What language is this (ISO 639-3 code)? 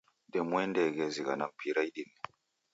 dav